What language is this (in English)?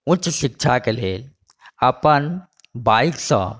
Maithili